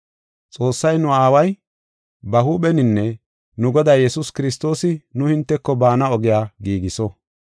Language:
Gofa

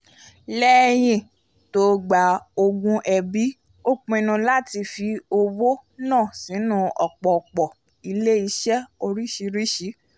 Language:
Yoruba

